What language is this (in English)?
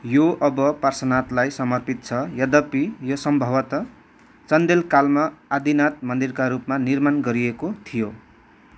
Nepali